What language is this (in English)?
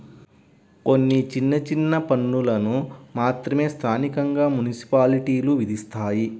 Telugu